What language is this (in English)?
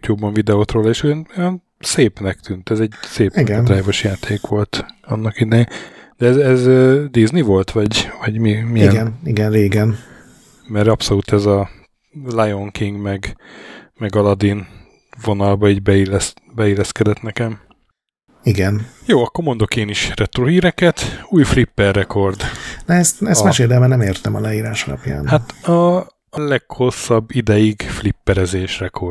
Hungarian